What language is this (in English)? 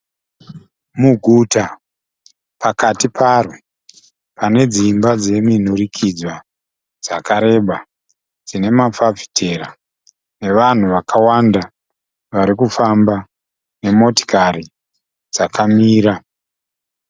Shona